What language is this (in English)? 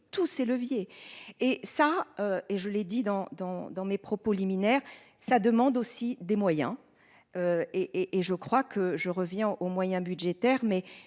French